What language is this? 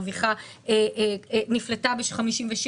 Hebrew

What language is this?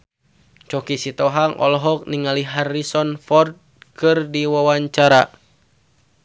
Sundanese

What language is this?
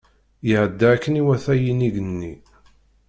Kabyle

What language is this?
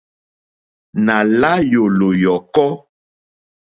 Mokpwe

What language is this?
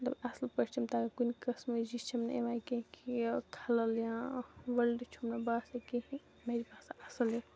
Kashmiri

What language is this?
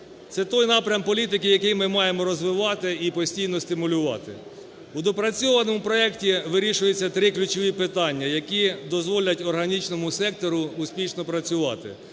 Ukrainian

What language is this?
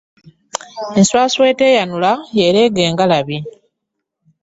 Ganda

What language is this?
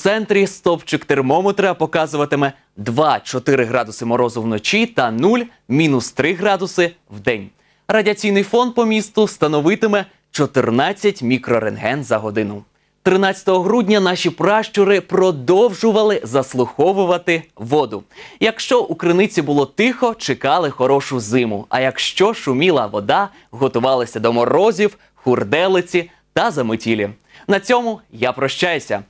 Ukrainian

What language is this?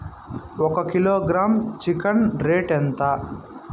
Telugu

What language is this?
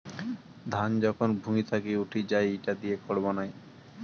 Bangla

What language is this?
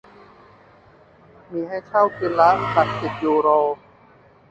Thai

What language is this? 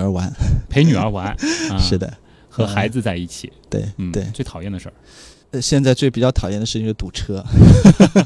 Chinese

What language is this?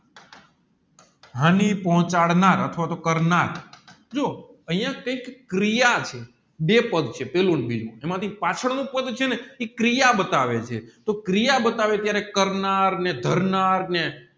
Gujarati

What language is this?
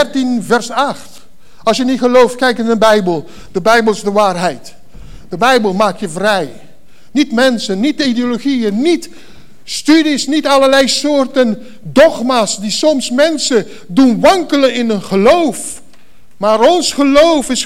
Dutch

